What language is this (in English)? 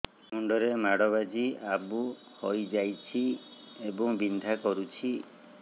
Odia